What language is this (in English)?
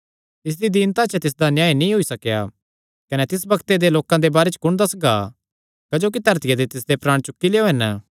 Kangri